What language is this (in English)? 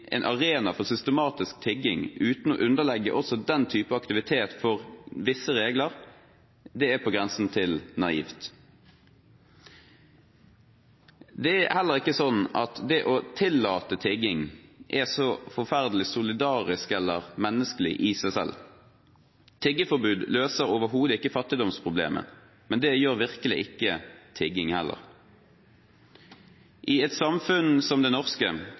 Norwegian Bokmål